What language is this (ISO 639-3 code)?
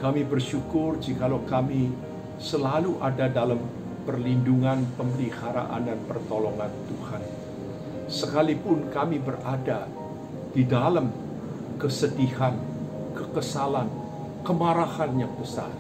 ind